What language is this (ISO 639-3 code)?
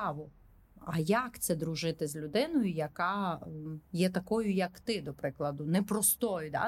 ukr